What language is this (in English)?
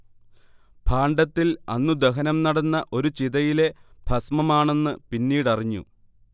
Malayalam